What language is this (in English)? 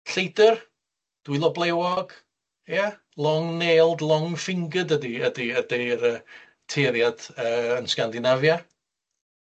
Welsh